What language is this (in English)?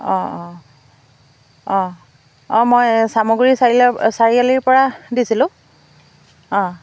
Assamese